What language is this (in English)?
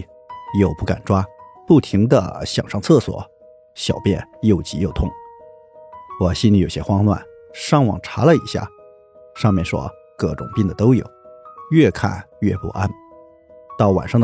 Chinese